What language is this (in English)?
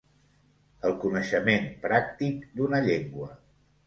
Catalan